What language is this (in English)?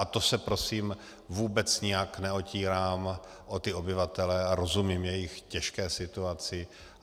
Czech